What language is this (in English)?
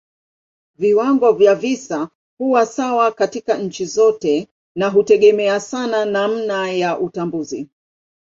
Swahili